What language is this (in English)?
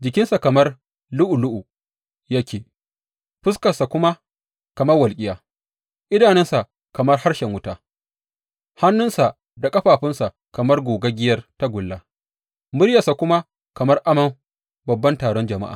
Hausa